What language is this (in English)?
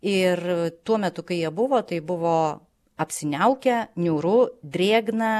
Lithuanian